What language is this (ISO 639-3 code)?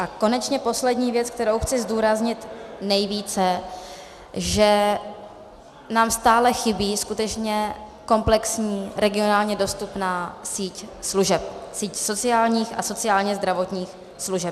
ces